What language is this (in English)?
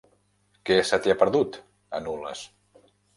Catalan